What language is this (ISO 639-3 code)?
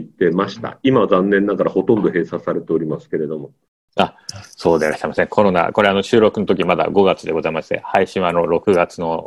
jpn